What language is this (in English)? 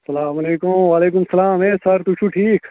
Kashmiri